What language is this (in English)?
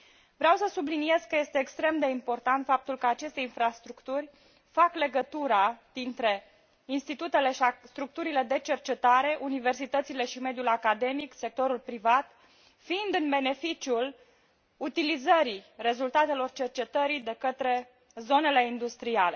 Romanian